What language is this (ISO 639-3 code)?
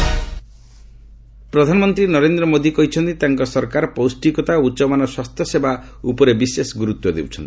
ori